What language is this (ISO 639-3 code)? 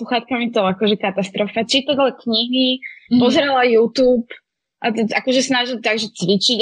slk